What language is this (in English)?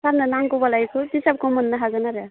Bodo